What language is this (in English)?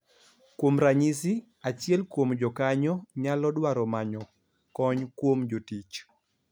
Luo (Kenya and Tanzania)